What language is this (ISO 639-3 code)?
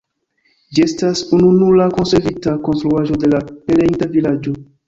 epo